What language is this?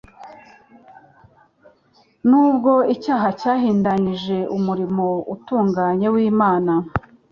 Kinyarwanda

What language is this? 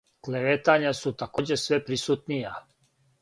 Serbian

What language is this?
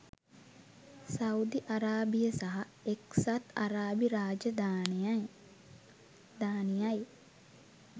Sinhala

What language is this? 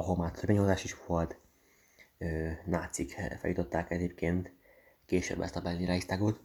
Hungarian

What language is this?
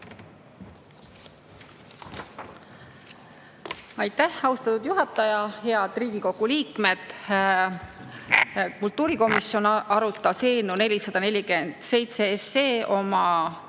Estonian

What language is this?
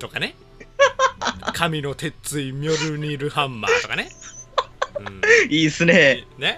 Japanese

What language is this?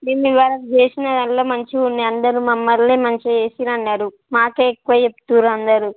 Telugu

